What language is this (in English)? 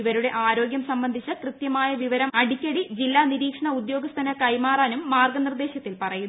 Malayalam